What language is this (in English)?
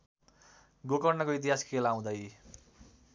Nepali